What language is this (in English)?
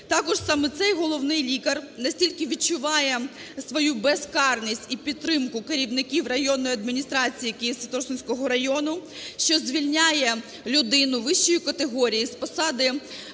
Ukrainian